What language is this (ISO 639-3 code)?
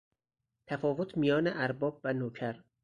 fas